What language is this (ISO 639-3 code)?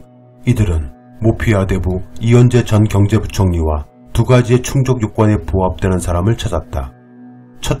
kor